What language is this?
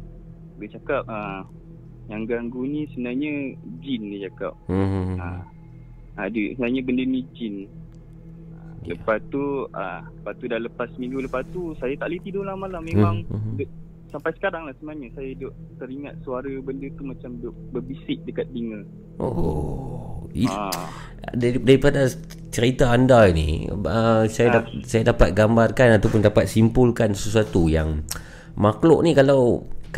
Malay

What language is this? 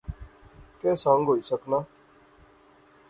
Pahari-Potwari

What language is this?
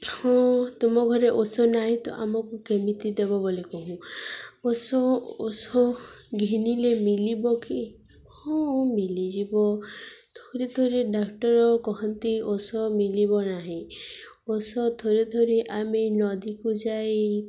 Odia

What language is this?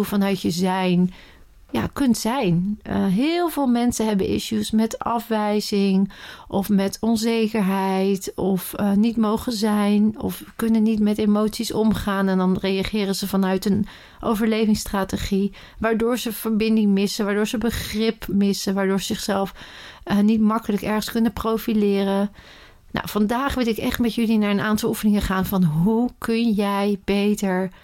Dutch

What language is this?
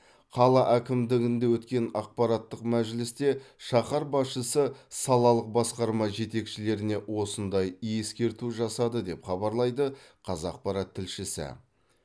Kazakh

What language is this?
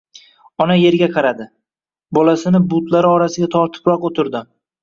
Uzbek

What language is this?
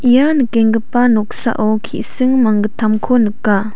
Garo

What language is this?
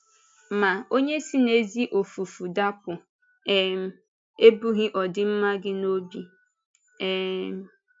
Igbo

